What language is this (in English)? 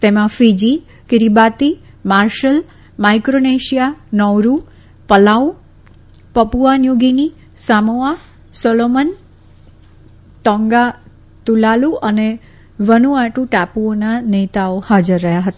Gujarati